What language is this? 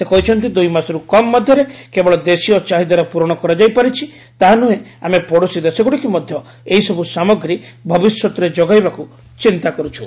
Odia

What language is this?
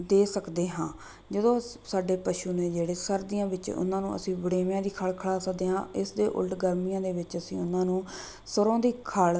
Punjabi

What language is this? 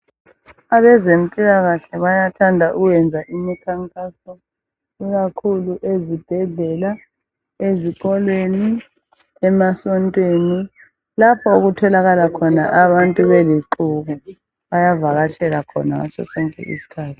North Ndebele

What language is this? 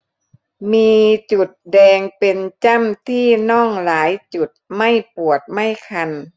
Thai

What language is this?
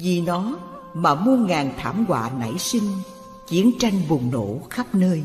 Vietnamese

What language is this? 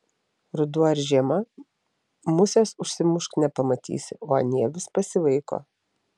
Lithuanian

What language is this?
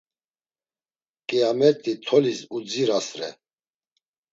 Laz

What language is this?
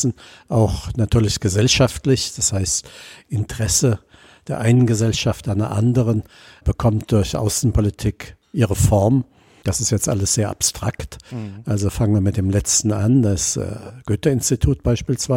German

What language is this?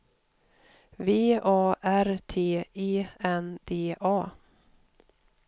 Swedish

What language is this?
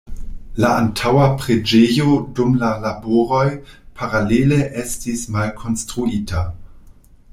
Esperanto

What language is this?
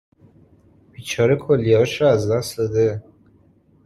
Persian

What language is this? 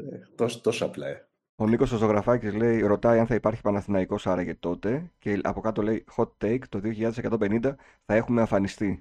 Greek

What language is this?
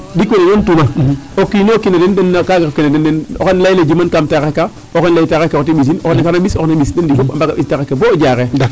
Serer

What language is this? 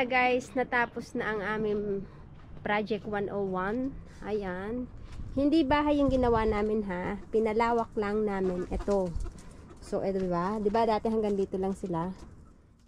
Filipino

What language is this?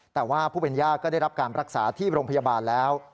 Thai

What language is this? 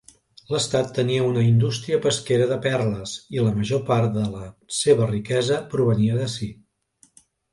Catalan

